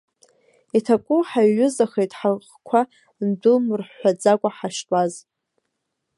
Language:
Abkhazian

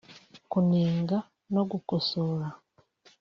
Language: Kinyarwanda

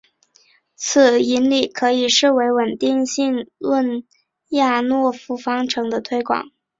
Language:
Chinese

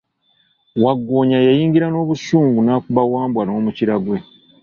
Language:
Ganda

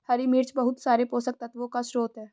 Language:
Hindi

